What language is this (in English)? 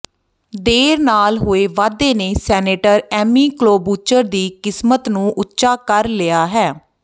Punjabi